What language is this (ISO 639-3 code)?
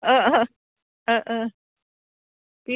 brx